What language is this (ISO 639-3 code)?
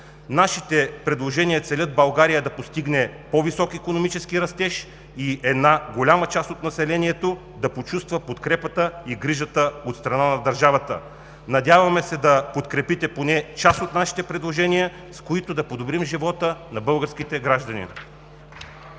bul